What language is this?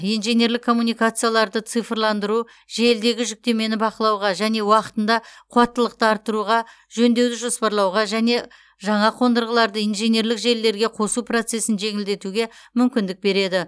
Kazakh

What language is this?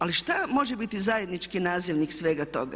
Croatian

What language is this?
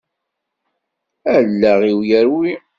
Kabyle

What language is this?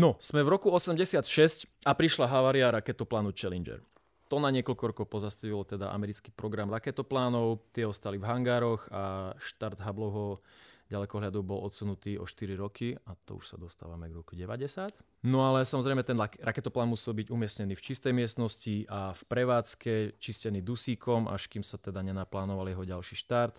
Slovak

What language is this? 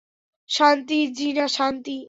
Bangla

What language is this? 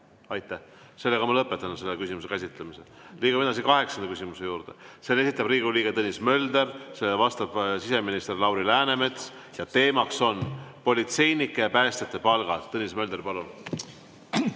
Estonian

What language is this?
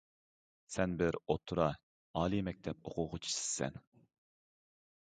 Uyghur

